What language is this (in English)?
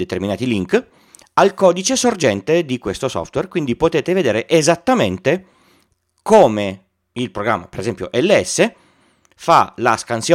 Italian